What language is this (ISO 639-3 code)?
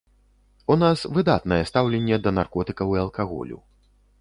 bel